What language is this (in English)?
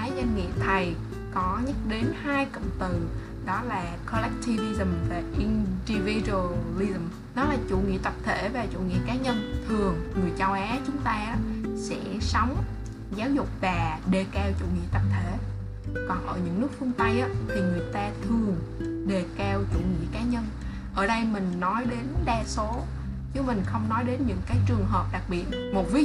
Vietnamese